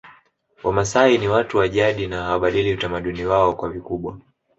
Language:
Swahili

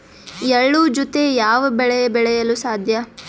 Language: Kannada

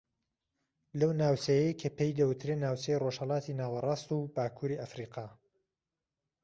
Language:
Central Kurdish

